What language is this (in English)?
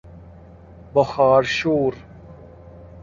Persian